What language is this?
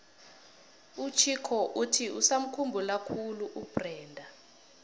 South Ndebele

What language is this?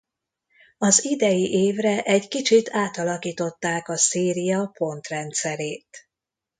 Hungarian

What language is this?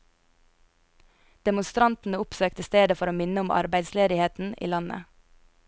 Norwegian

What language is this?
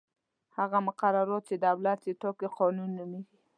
Pashto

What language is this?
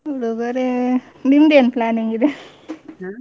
Kannada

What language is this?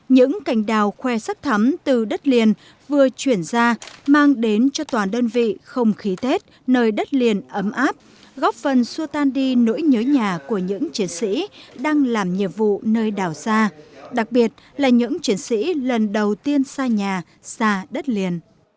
Vietnamese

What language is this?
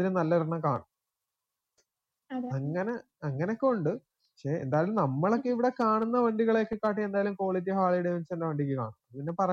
Malayalam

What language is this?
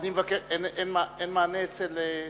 Hebrew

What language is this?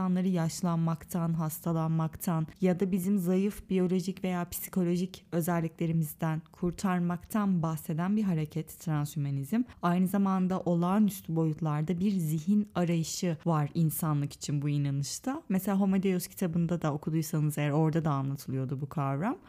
Turkish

